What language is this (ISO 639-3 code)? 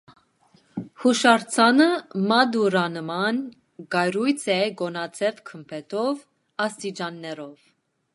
hye